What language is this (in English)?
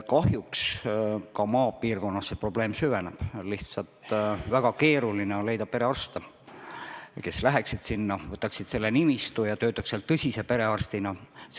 Estonian